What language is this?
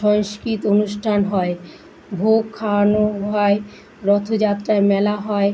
Bangla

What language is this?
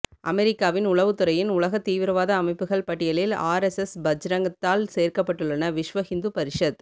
Tamil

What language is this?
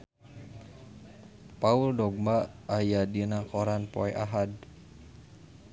Sundanese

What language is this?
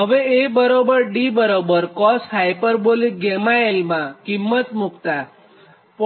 Gujarati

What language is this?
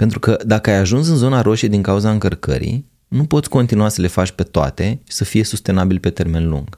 Romanian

